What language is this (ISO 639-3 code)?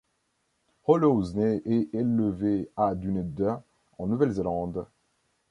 fra